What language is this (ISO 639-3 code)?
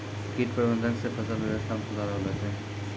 mai